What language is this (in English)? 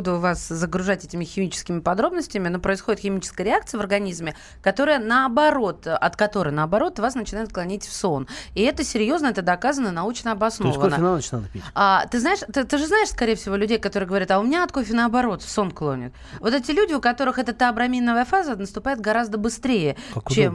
Russian